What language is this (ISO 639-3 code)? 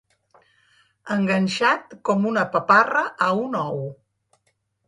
cat